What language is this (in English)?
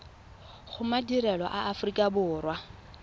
Tswana